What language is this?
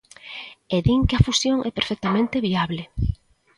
Galician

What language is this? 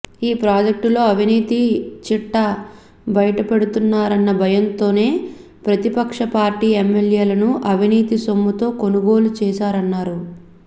Telugu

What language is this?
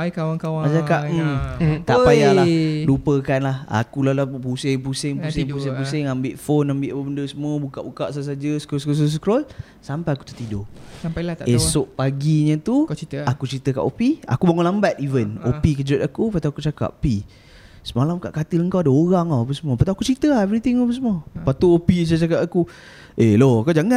Malay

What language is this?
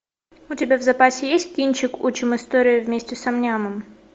Russian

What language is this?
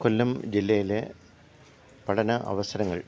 Malayalam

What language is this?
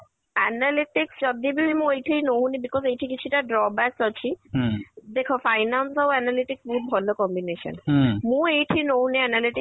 Odia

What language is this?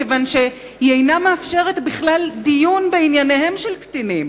Hebrew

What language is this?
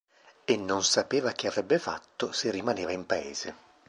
Italian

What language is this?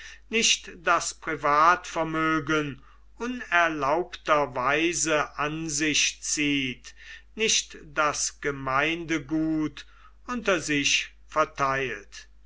German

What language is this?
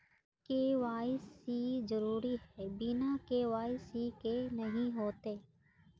Magahi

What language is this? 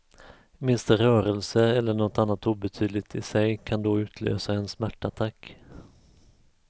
Swedish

